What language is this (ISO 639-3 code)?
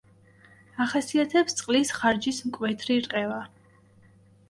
kat